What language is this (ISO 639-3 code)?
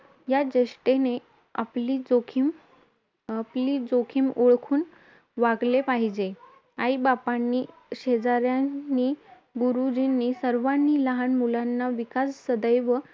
mar